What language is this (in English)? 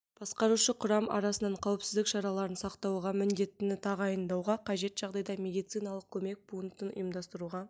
Kazakh